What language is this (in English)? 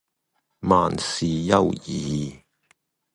Cantonese